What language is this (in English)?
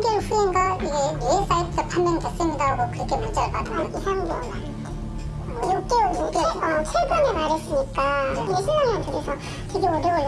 Korean